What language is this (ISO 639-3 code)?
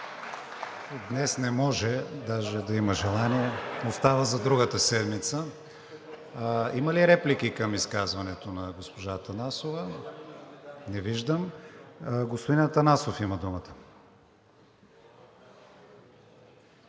bul